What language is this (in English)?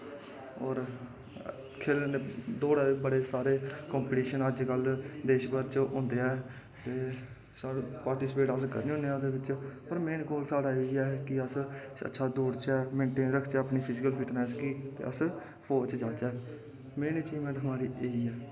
Dogri